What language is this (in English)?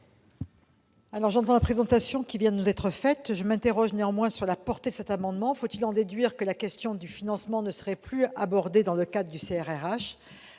French